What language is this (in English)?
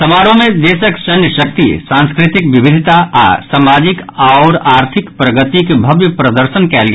Maithili